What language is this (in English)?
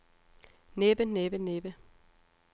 Danish